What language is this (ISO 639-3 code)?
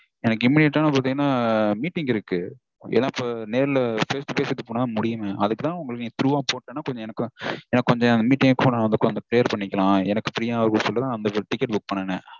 tam